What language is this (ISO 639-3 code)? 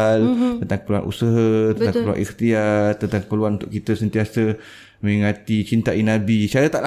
msa